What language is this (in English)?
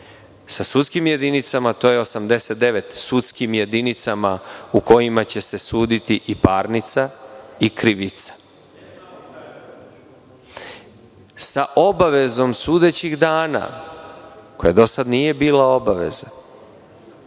Serbian